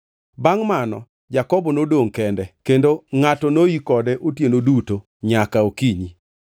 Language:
Luo (Kenya and Tanzania)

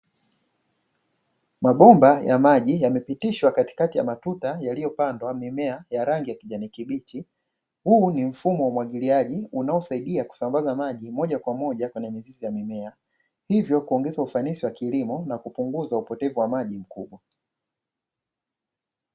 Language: Swahili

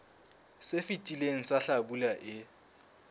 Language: Southern Sotho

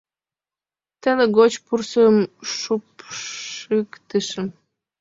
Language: Mari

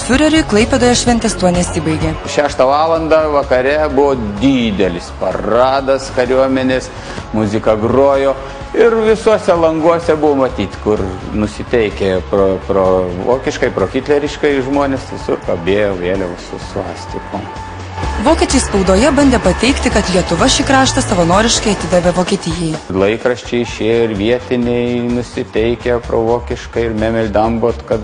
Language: Lithuanian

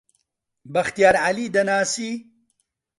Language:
Central Kurdish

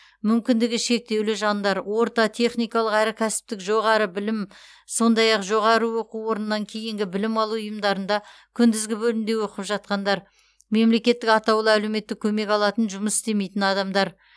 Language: Kazakh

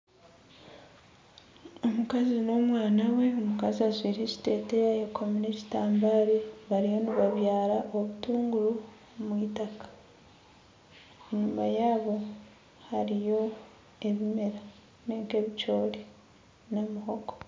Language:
Nyankole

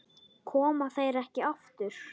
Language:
Icelandic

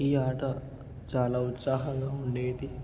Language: Telugu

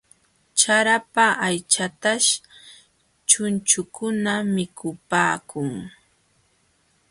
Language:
Jauja Wanca Quechua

